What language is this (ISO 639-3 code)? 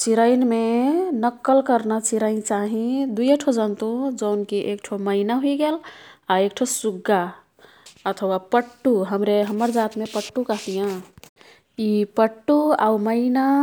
tkt